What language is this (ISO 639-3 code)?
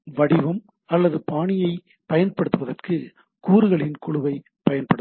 tam